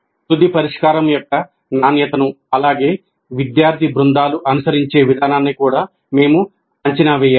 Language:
Telugu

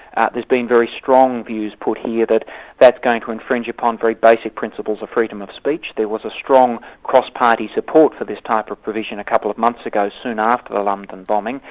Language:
English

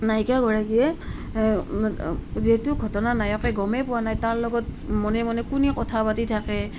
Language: Assamese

